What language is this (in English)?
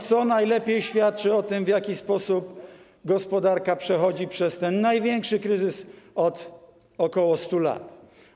Polish